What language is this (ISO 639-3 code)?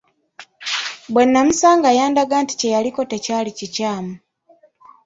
lug